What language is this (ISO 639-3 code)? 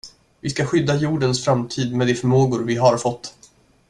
swe